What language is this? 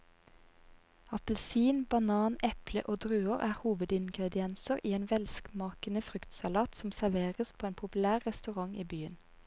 Norwegian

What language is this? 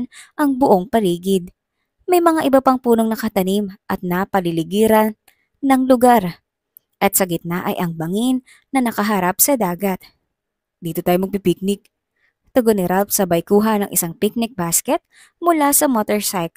Filipino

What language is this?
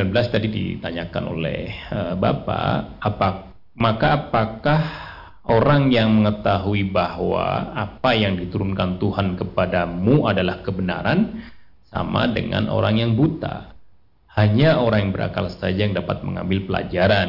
Indonesian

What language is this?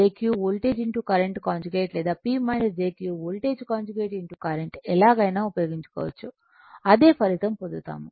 Telugu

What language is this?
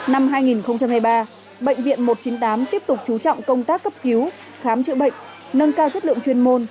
Vietnamese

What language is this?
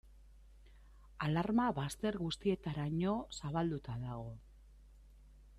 Basque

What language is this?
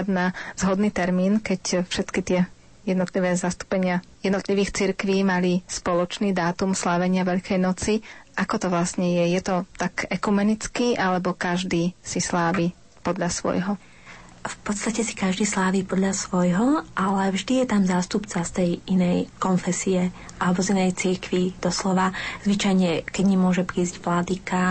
Slovak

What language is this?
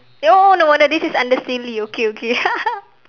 English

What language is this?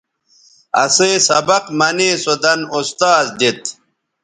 Bateri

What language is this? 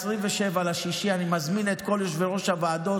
Hebrew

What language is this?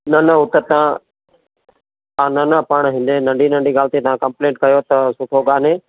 Sindhi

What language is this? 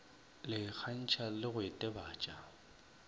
Northern Sotho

